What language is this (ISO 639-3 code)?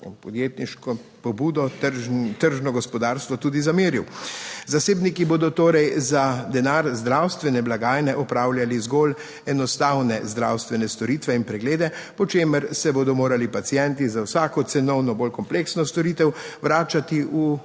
slv